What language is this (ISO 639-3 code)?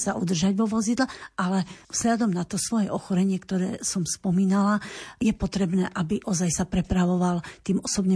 slk